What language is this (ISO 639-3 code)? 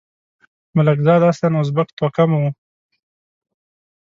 pus